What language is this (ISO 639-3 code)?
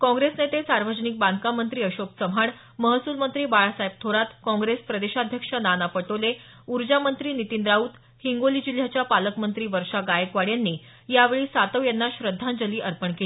mar